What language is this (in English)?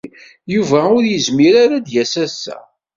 Kabyle